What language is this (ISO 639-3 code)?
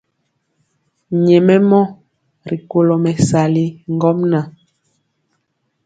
mcx